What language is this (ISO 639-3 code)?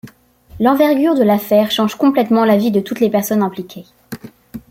fra